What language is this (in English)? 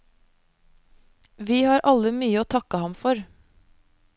Norwegian